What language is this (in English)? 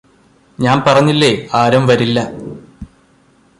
Malayalam